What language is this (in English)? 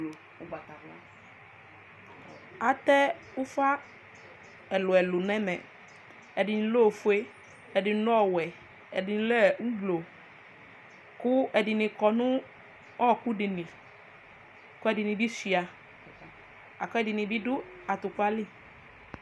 Ikposo